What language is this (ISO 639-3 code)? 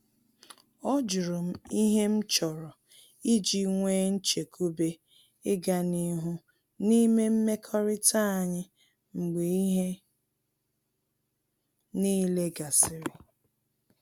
ibo